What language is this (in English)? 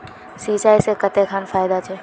Magahi